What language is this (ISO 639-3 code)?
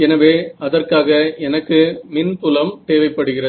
tam